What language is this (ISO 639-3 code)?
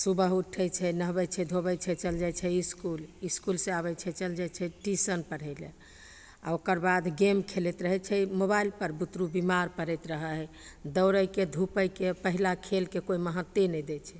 mai